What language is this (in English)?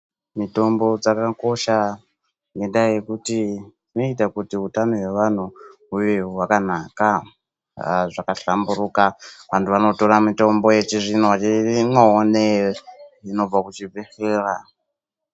Ndau